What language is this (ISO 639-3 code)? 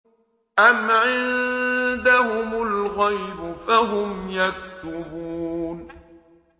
ara